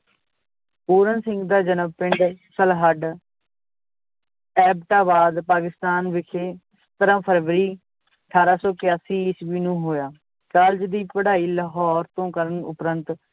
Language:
Punjabi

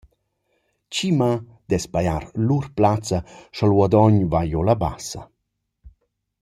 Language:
Romansh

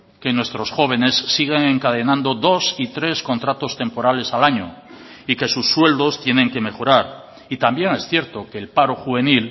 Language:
Spanish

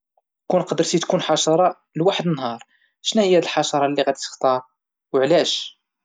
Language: Moroccan Arabic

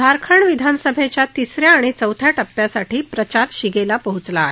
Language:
Marathi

